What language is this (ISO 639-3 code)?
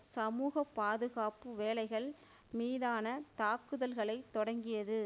tam